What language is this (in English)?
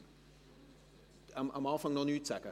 Swiss German